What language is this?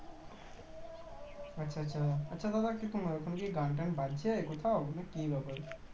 Bangla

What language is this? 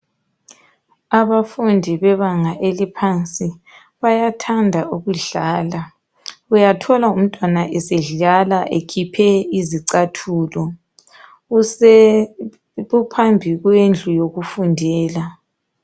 North Ndebele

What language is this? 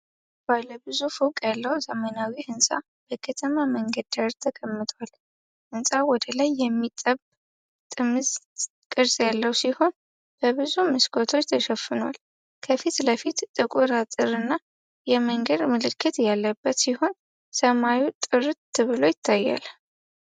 Amharic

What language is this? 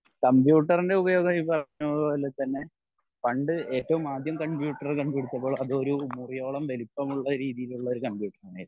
Malayalam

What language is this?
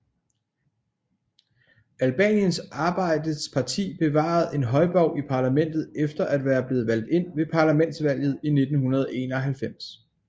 Danish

